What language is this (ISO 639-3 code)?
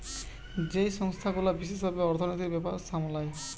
ben